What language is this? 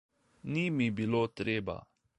Slovenian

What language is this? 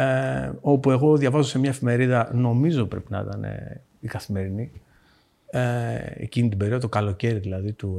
Greek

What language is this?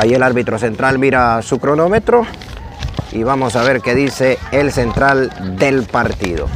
Spanish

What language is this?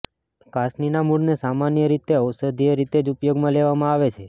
Gujarati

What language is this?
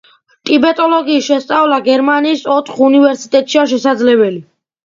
Georgian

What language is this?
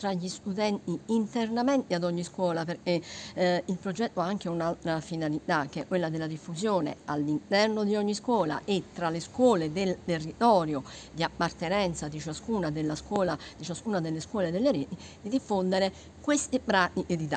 Italian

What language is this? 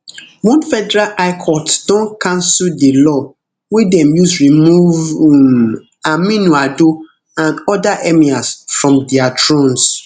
Nigerian Pidgin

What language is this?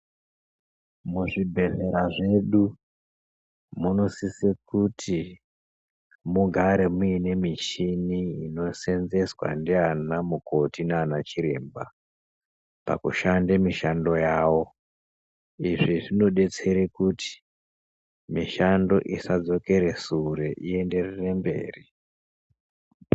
Ndau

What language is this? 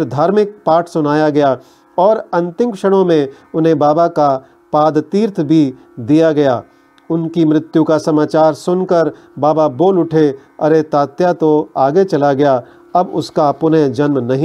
Hindi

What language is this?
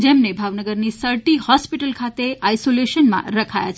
Gujarati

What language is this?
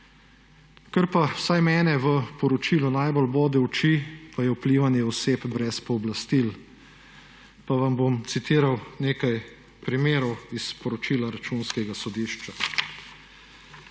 Slovenian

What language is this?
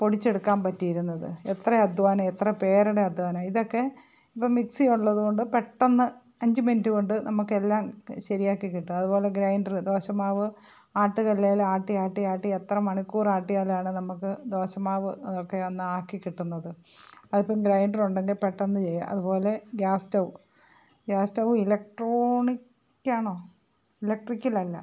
Malayalam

